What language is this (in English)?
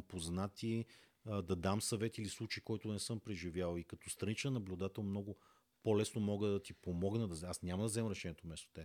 Bulgarian